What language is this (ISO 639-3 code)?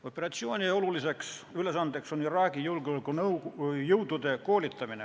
est